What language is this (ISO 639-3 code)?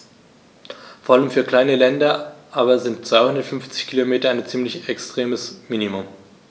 deu